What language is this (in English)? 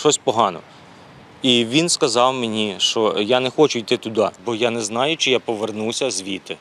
Ukrainian